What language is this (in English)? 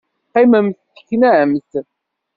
Kabyle